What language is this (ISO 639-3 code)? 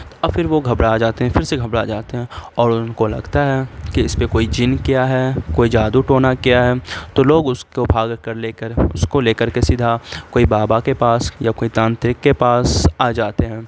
urd